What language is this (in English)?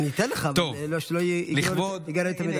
Hebrew